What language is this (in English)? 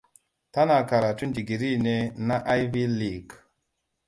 Hausa